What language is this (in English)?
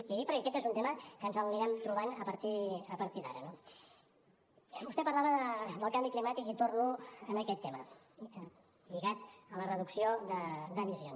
Catalan